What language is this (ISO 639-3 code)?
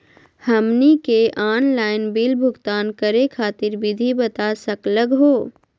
mag